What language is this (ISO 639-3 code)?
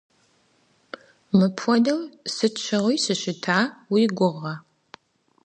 kbd